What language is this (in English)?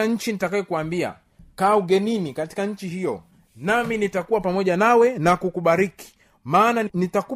Swahili